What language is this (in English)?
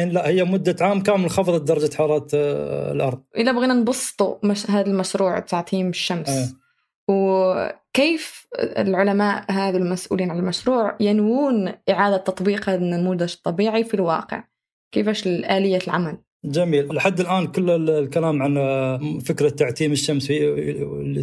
Arabic